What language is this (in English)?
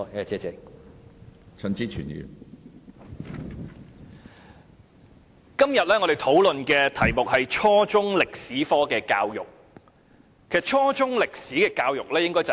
Cantonese